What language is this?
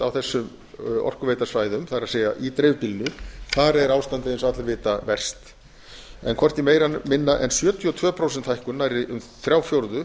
Icelandic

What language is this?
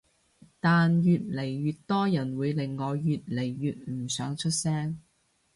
Cantonese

